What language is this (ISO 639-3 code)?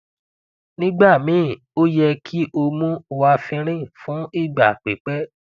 yor